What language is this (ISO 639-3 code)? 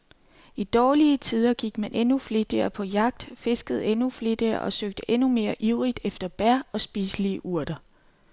dan